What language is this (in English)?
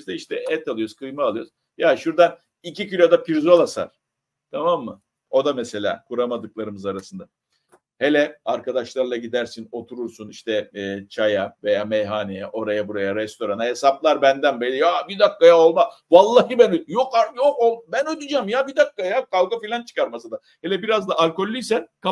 Turkish